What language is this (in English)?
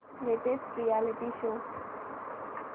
Marathi